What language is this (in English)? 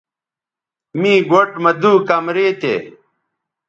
Bateri